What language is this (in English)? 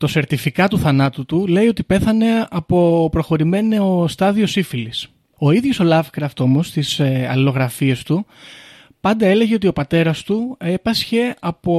Greek